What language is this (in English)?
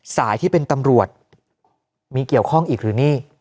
Thai